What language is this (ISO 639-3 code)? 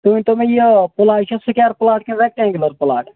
kas